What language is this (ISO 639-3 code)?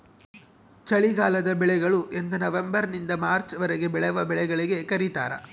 kan